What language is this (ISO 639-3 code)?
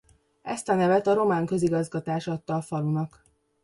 hun